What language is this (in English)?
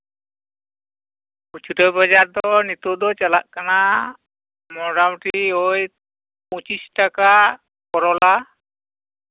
Santali